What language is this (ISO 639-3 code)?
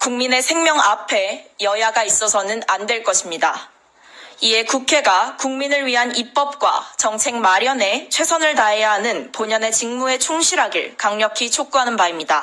kor